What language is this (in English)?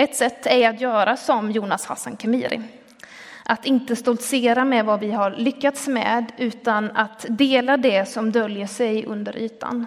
Swedish